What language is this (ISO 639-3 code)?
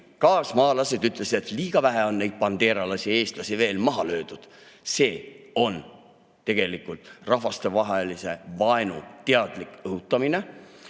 est